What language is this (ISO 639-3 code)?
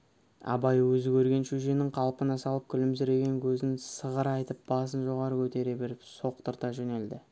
kaz